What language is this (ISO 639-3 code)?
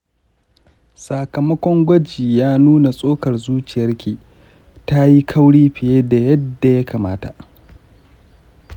hau